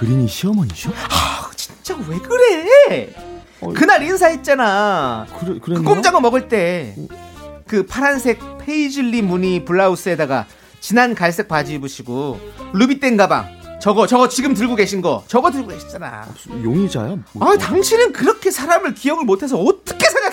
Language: Korean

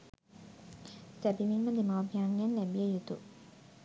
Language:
Sinhala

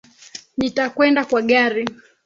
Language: Swahili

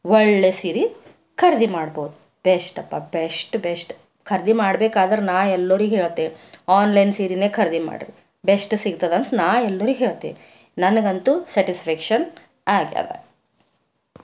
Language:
Kannada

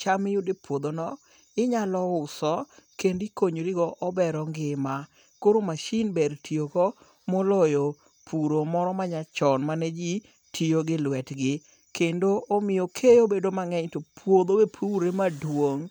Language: Luo (Kenya and Tanzania)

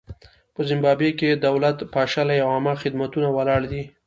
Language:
Pashto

